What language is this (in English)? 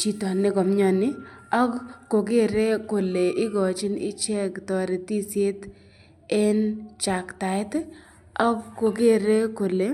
Kalenjin